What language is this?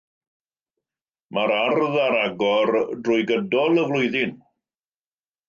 Welsh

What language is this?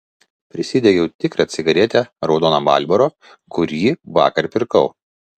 Lithuanian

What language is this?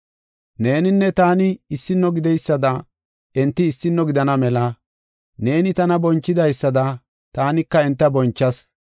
Gofa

